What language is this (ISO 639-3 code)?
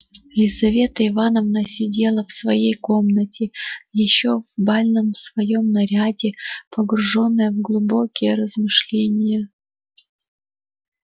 rus